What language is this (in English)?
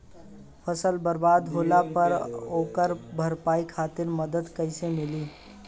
Bhojpuri